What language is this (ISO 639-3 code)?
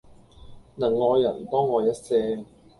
yue